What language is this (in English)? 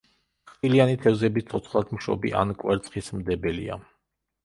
Georgian